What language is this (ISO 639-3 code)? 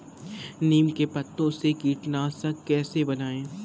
hin